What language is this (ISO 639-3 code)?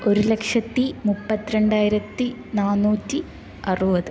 mal